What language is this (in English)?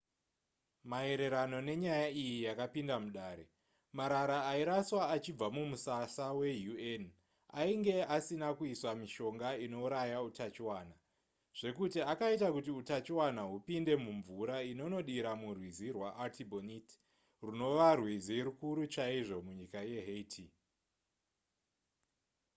Shona